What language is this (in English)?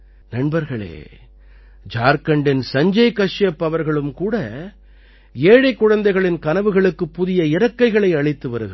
Tamil